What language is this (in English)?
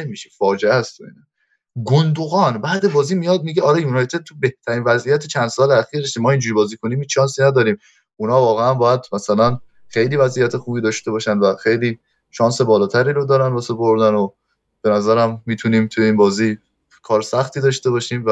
Persian